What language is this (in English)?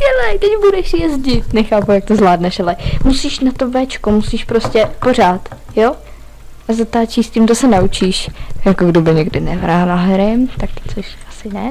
Czech